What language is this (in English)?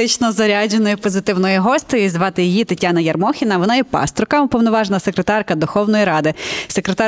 Ukrainian